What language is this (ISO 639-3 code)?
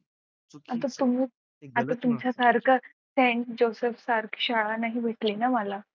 mar